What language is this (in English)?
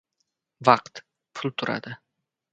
Uzbek